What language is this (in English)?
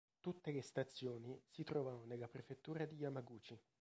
Italian